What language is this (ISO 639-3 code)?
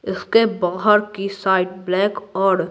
hin